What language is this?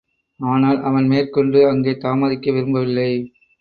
Tamil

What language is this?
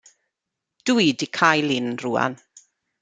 Welsh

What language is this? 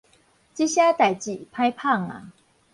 Min Nan Chinese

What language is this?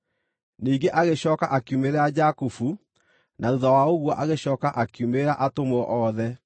Kikuyu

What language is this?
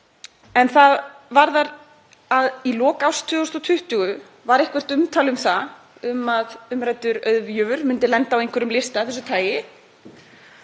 Icelandic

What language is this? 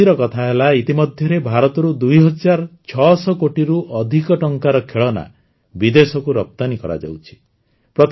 Odia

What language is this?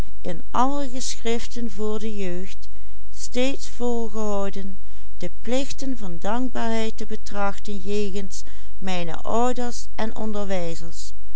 Dutch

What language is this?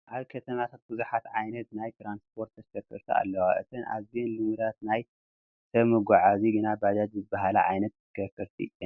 Tigrinya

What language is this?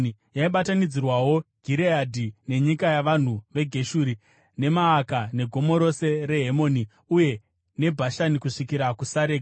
Shona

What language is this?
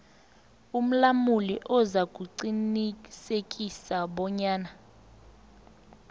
South Ndebele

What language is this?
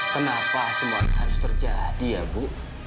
Indonesian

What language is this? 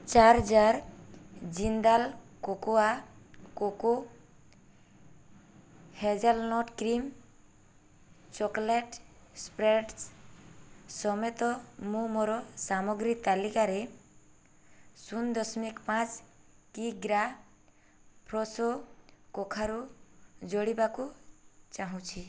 Odia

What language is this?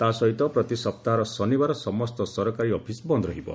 Odia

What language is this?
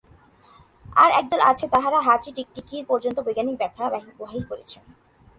Bangla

